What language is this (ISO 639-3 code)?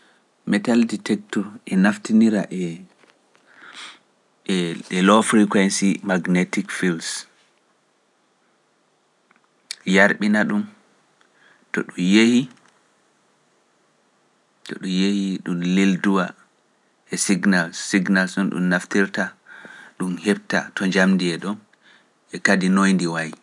fuf